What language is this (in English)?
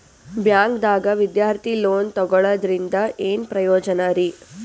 Kannada